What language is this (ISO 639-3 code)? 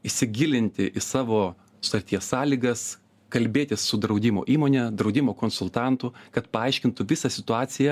lit